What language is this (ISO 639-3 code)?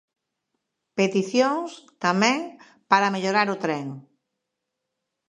glg